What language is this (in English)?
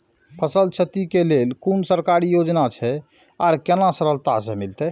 Maithili